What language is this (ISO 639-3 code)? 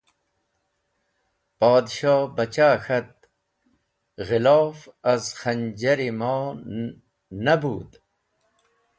wbl